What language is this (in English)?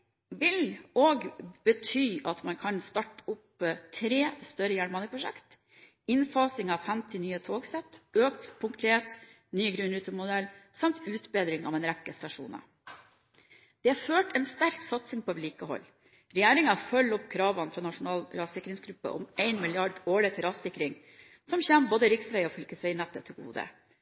Norwegian Bokmål